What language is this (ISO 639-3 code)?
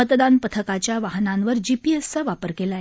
mar